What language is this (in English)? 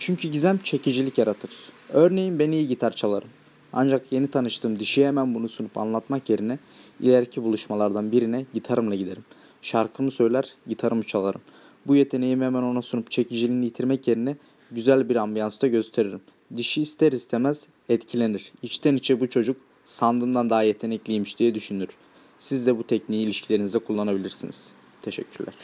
Turkish